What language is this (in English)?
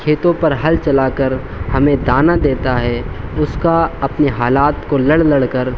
Urdu